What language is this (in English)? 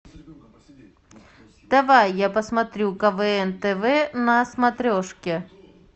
Russian